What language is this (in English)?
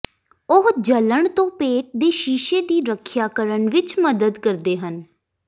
Punjabi